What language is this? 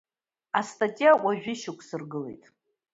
Abkhazian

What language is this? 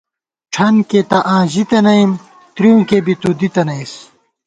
Gawar-Bati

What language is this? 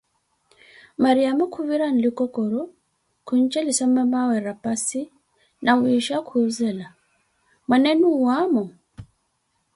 Koti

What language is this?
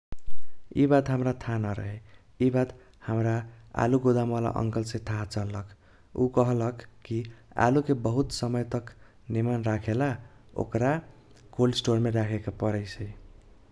Kochila Tharu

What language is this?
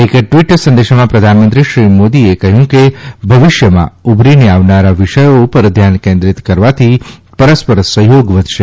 Gujarati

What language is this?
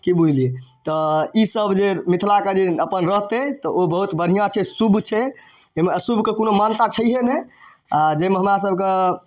Maithili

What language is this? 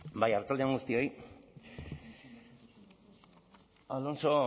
Basque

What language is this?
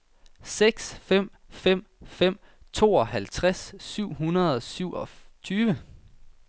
Danish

